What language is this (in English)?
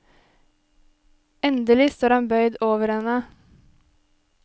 Norwegian